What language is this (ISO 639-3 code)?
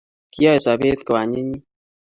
kln